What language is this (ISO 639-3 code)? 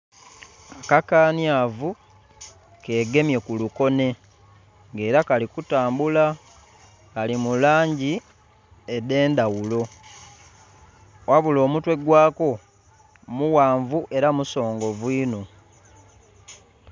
xog